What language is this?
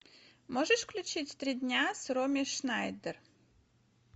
Russian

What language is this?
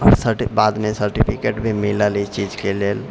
Maithili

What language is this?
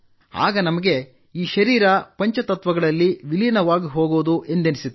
Kannada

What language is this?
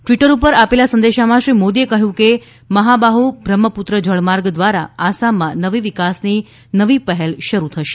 Gujarati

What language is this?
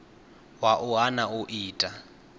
Venda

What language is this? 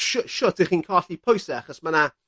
Welsh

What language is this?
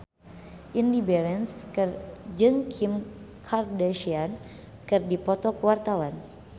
Sundanese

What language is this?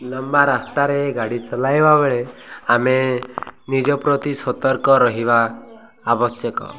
Odia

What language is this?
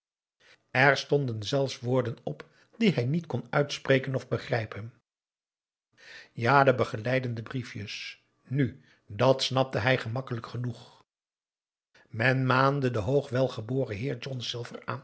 Dutch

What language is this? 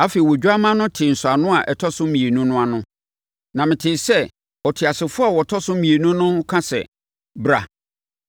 Akan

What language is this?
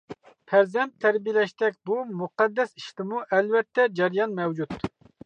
Uyghur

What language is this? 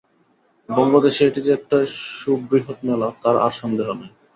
Bangla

